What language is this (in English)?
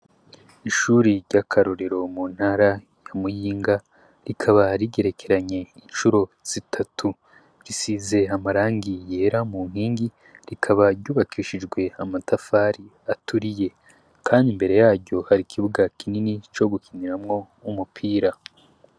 Rundi